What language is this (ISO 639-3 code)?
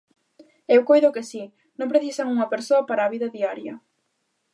glg